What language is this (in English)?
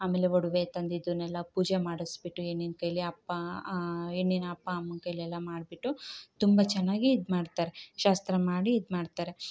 Kannada